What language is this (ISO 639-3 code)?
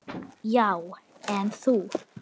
isl